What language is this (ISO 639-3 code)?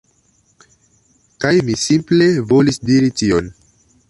epo